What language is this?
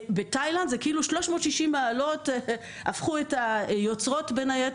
Hebrew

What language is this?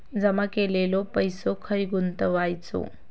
Marathi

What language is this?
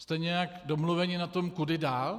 Czech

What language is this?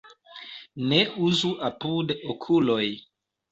Esperanto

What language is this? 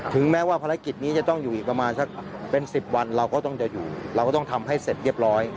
Thai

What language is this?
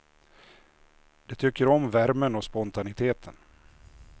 Swedish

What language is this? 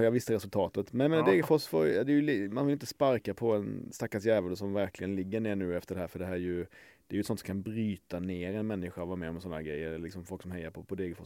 Swedish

